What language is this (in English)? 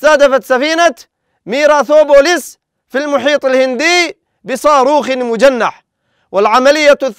Arabic